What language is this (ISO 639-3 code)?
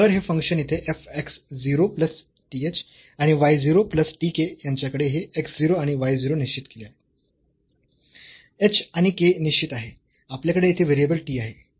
mar